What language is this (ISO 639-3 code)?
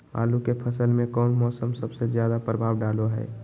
mag